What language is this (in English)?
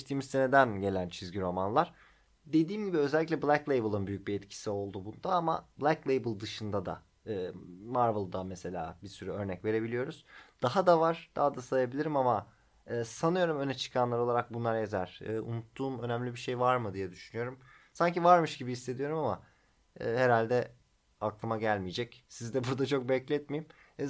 Turkish